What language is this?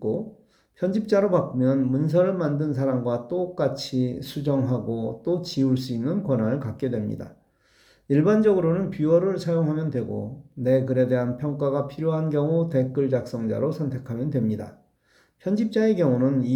Korean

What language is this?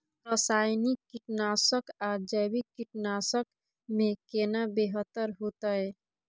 Maithili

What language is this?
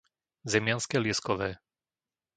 Slovak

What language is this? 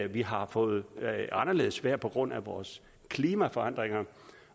Danish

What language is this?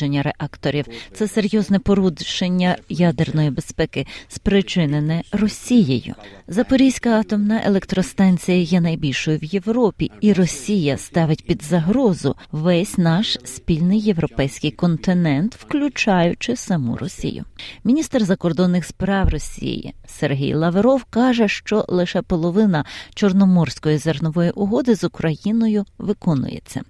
Ukrainian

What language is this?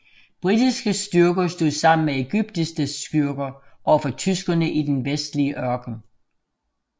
Danish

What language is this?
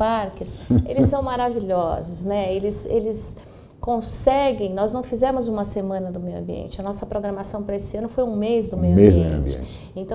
Portuguese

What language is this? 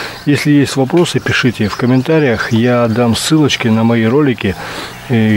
Russian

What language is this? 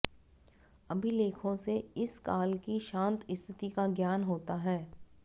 Hindi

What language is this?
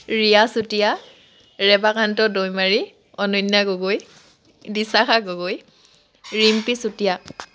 Assamese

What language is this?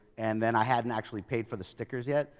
English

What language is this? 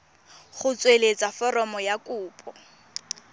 Tswana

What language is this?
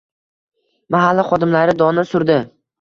Uzbek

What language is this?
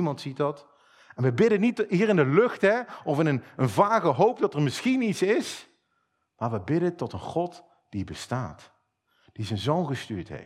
Dutch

